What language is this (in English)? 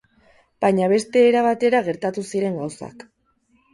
Basque